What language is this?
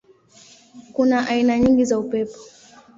Swahili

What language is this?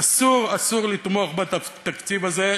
Hebrew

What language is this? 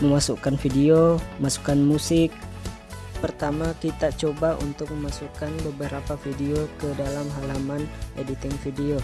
Indonesian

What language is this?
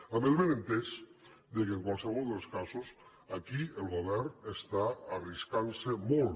Catalan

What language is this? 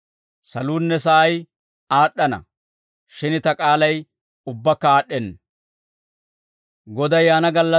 Dawro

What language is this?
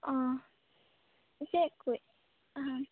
Santali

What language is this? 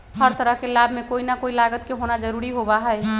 Magahi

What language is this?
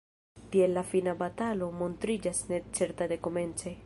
Esperanto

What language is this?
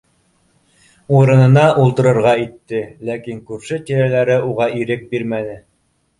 Bashkir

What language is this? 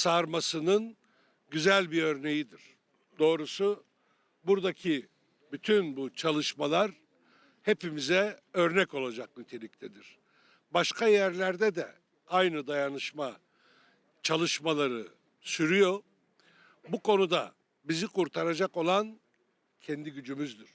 Turkish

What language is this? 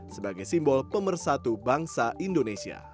Indonesian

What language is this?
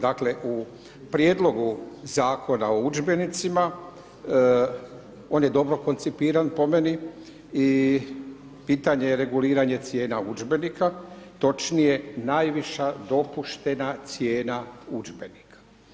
Croatian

